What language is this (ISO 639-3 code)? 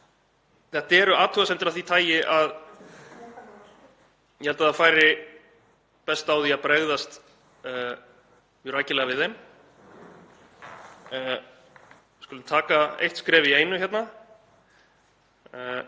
isl